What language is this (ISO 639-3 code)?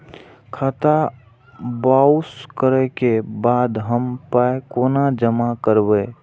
mai